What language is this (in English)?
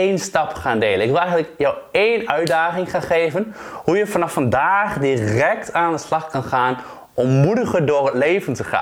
Dutch